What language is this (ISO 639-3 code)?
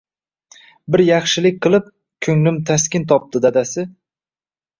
uzb